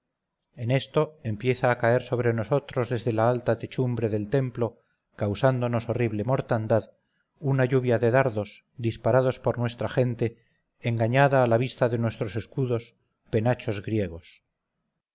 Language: Spanish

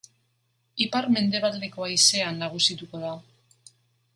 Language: Basque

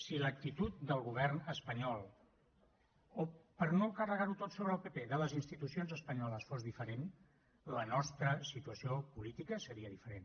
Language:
Catalan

